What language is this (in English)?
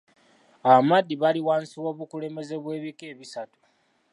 Ganda